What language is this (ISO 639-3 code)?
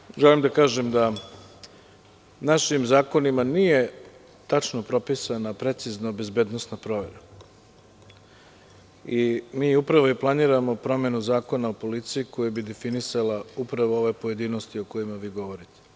srp